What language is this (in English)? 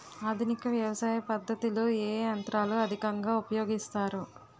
Telugu